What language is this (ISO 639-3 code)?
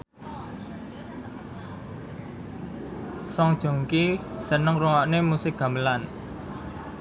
jav